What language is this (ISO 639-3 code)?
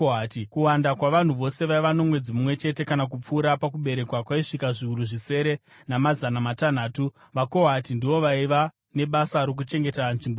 sna